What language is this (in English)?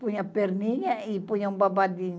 Portuguese